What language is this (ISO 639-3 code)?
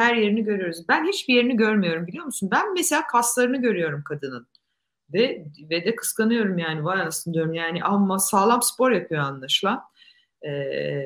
tur